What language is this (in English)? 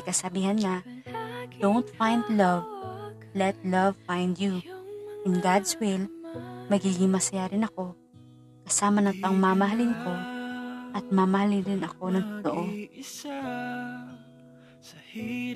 Filipino